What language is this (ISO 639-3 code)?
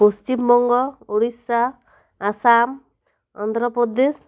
sat